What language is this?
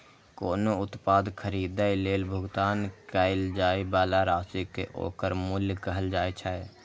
Maithili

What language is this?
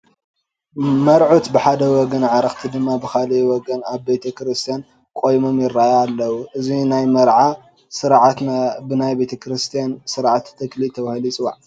Tigrinya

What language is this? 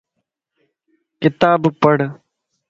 Lasi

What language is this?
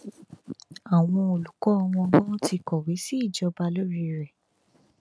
Yoruba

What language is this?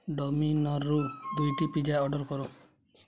Odia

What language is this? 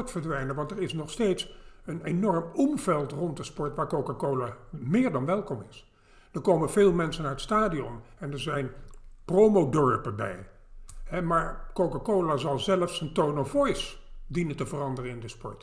Dutch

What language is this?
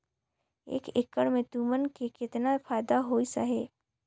Chhattisgarhi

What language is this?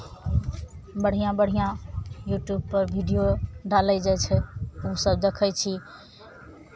Maithili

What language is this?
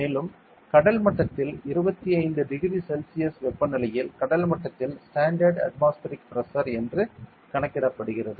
Tamil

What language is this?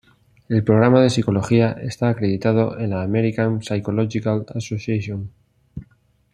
Spanish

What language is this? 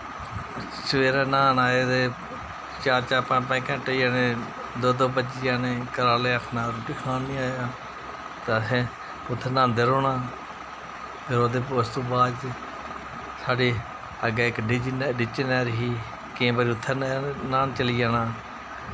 Dogri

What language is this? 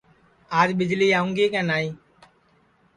Sansi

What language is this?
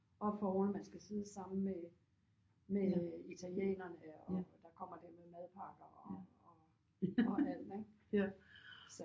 Danish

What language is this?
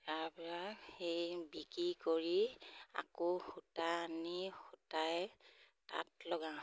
Assamese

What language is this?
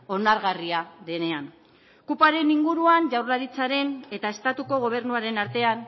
Basque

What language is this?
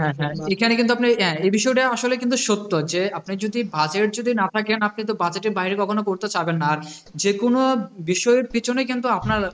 Bangla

